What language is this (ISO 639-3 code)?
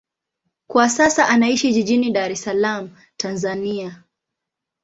swa